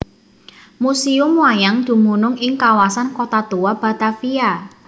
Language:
Javanese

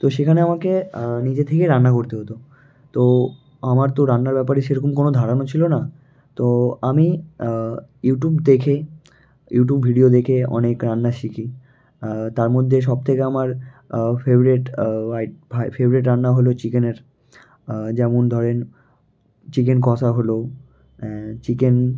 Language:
Bangla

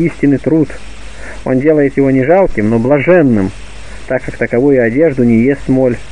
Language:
Russian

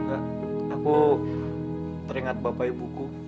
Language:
Indonesian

